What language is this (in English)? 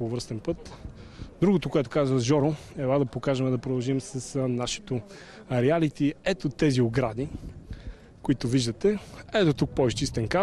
Bulgarian